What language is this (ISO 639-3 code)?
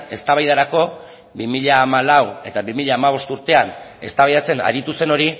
eus